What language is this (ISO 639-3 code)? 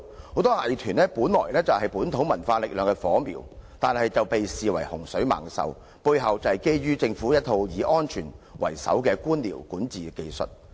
yue